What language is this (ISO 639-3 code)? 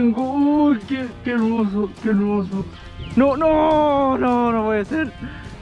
spa